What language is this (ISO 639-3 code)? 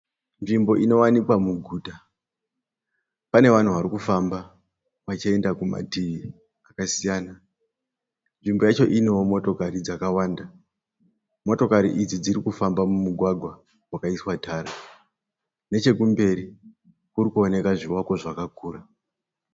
sna